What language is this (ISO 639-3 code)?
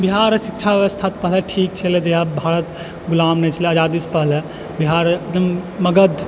mai